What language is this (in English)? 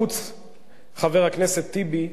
Hebrew